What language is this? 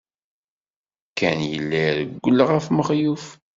Kabyle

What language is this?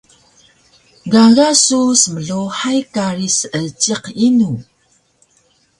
Taroko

